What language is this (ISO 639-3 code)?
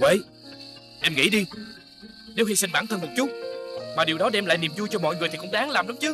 vie